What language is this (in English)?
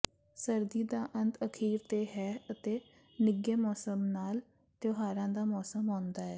Punjabi